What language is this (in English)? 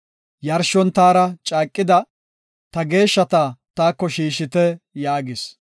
Gofa